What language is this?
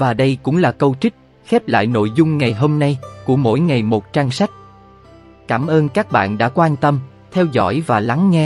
Vietnamese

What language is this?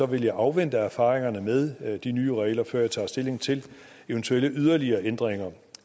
Danish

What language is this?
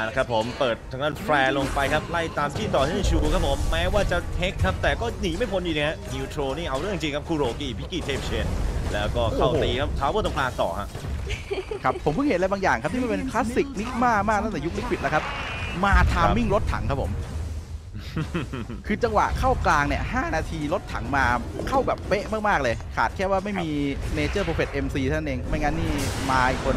Thai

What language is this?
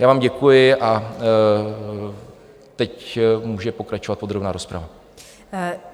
Czech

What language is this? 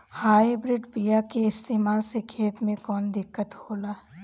Bhojpuri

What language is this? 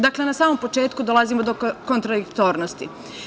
Serbian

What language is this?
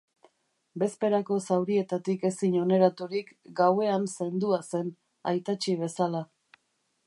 Basque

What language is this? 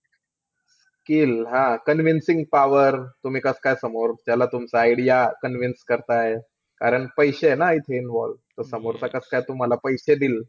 Marathi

